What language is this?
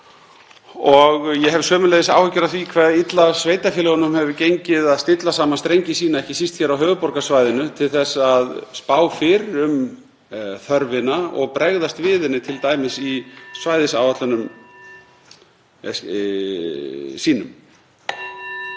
Icelandic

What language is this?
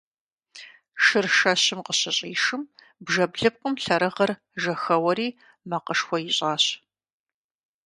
Kabardian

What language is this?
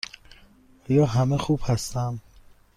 Persian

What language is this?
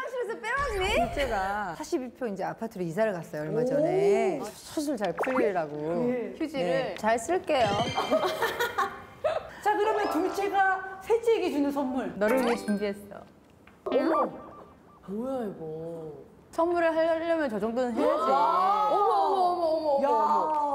Korean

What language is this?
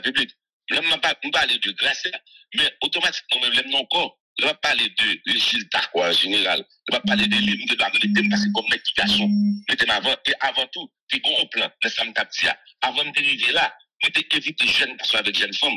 French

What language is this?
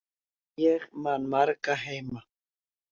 Icelandic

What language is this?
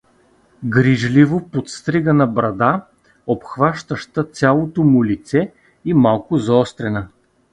Bulgarian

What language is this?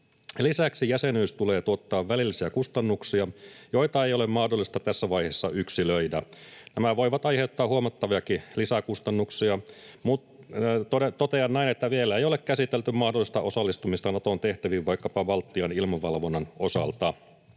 Finnish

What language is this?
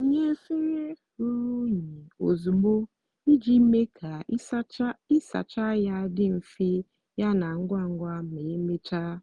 Igbo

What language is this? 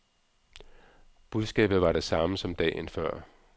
Danish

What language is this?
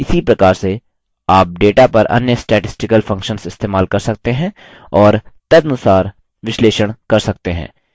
Hindi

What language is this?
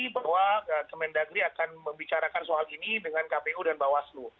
Indonesian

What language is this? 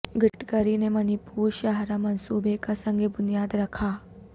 Urdu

